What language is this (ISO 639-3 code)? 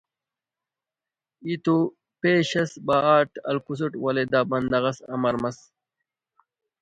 brh